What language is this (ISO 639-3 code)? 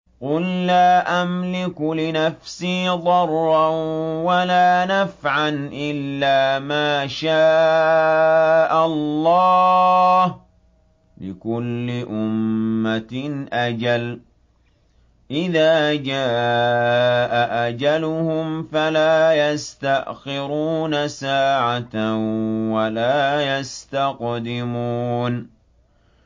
ara